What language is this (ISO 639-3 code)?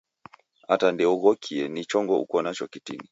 dav